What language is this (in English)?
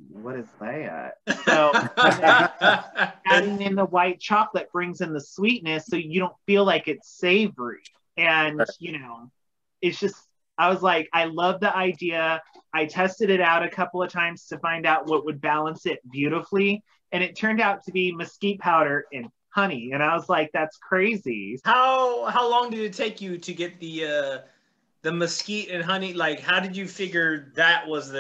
English